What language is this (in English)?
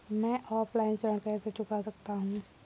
Hindi